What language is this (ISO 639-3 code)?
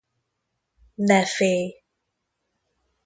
hun